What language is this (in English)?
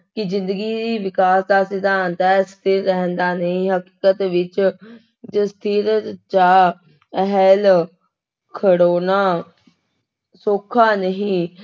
Punjabi